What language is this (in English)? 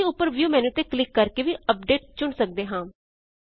Punjabi